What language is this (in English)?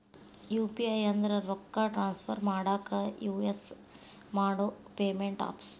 Kannada